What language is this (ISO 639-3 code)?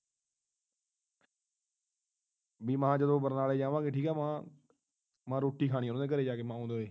pan